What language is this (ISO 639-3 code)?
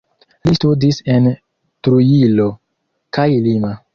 epo